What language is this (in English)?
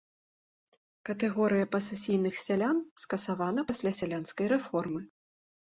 Belarusian